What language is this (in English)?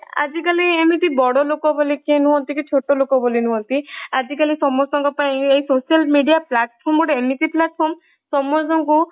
Odia